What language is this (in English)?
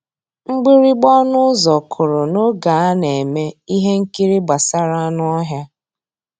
Igbo